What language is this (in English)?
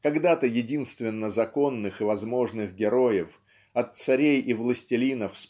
Russian